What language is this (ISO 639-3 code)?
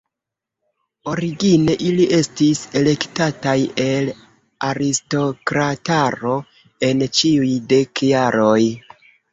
epo